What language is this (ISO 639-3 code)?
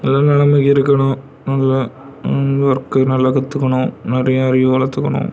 tam